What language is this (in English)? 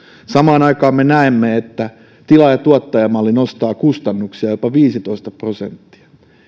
Finnish